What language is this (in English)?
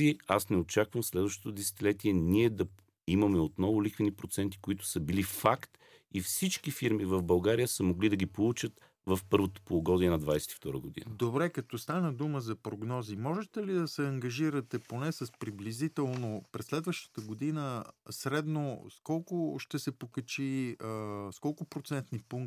Bulgarian